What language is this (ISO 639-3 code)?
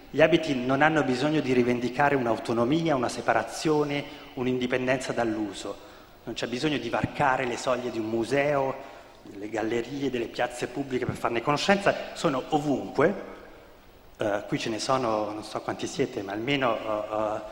ita